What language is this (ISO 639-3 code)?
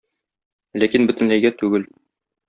tat